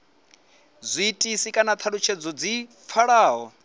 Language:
Venda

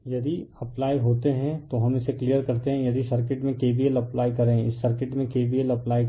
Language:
Hindi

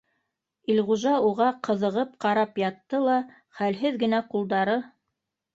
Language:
Bashkir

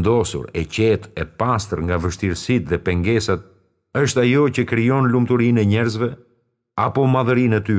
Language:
Romanian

